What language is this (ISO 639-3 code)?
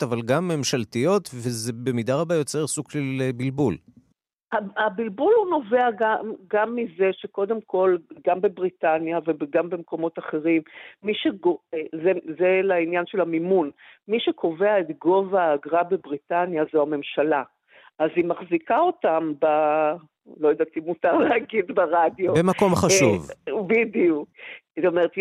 heb